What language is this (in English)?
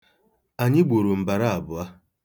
Igbo